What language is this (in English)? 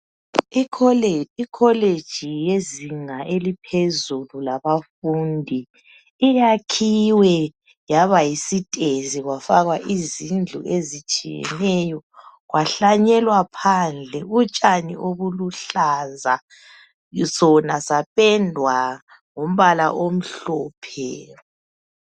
North Ndebele